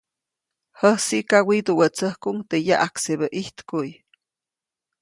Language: Copainalá Zoque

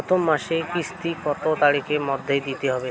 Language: Bangla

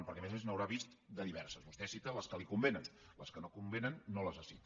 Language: Catalan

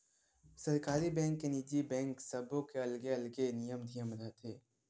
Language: Chhattisgarhi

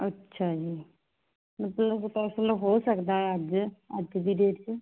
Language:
Punjabi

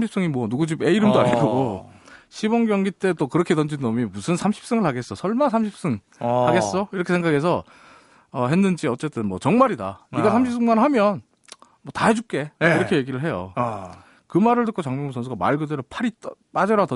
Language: Korean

